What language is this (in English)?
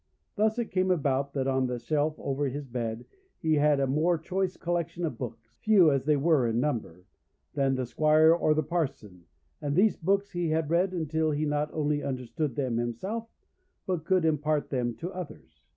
English